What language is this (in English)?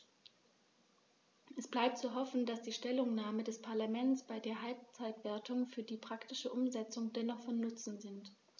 German